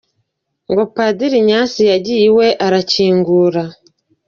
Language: Kinyarwanda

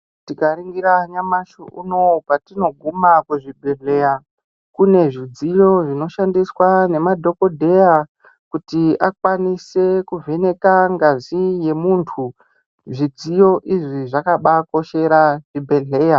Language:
Ndau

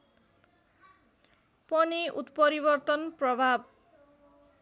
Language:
Nepali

